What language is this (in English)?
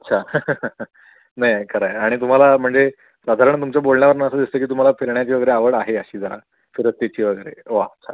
Marathi